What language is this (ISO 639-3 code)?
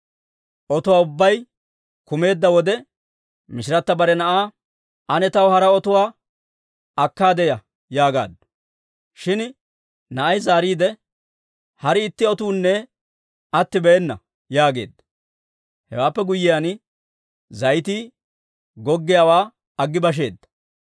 dwr